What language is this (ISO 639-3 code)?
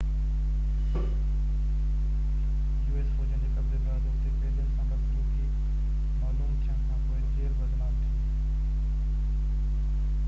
snd